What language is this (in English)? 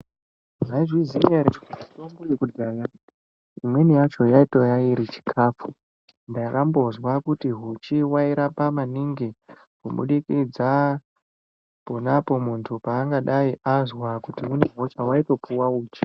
Ndau